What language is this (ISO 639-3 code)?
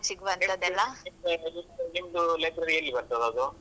kan